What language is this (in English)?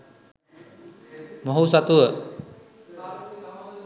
Sinhala